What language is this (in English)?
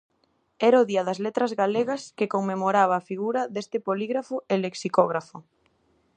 Galician